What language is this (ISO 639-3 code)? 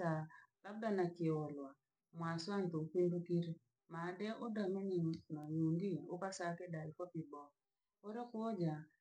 lag